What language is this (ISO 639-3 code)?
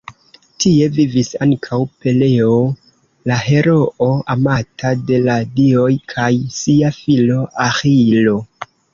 epo